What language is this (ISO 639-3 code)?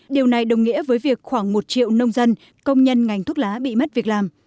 vie